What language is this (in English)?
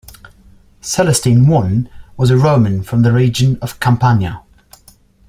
English